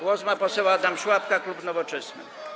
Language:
Polish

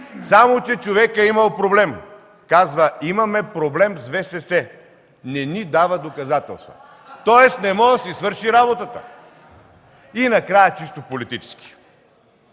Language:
Bulgarian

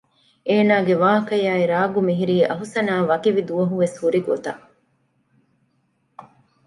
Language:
Divehi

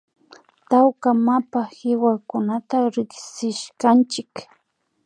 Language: Imbabura Highland Quichua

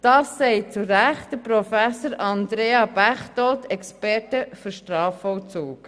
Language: Swiss German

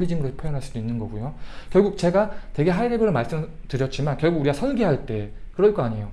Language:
Korean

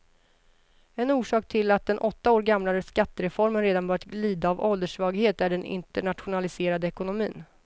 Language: Swedish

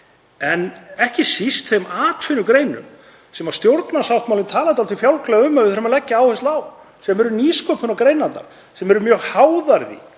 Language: Icelandic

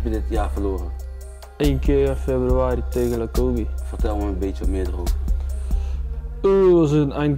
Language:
Dutch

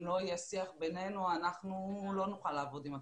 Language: Hebrew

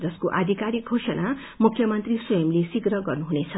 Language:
Nepali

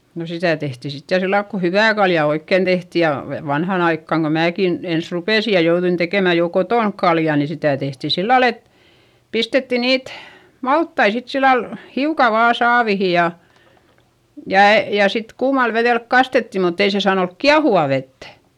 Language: Finnish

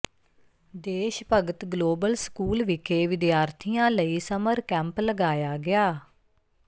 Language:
Punjabi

